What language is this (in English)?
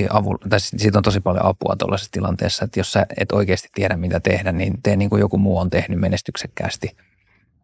Finnish